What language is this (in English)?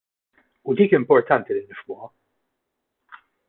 Maltese